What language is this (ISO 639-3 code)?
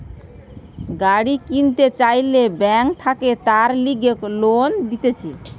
ben